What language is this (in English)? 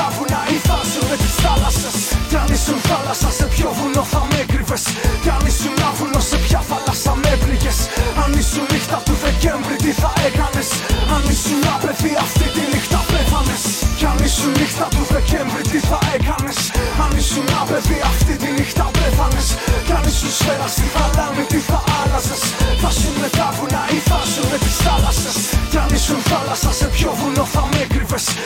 Greek